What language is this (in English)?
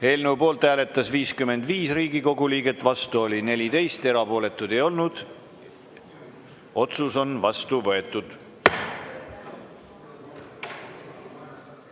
Estonian